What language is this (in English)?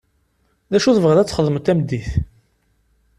Kabyle